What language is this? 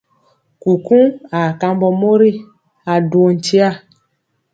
Mpiemo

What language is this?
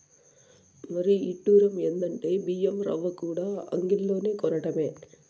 Telugu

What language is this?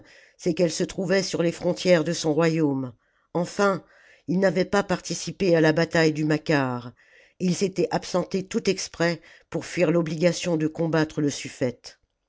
French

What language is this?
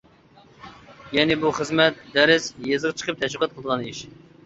Uyghur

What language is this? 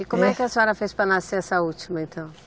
Portuguese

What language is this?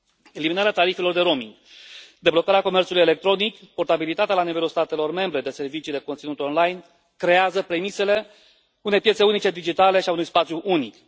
Romanian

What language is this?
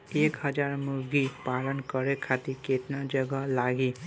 Bhojpuri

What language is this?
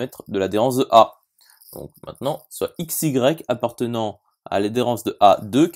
French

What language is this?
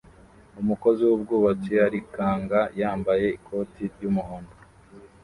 Kinyarwanda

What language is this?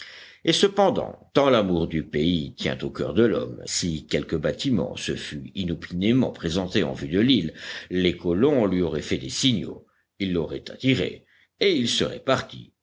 French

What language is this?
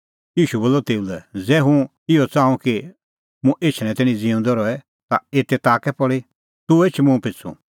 Kullu Pahari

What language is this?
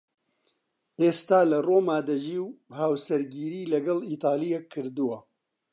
Central Kurdish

